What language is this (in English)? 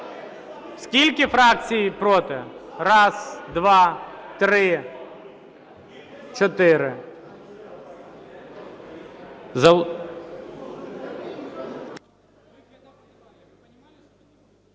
Ukrainian